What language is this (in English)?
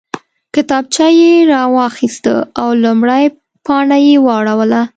Pashto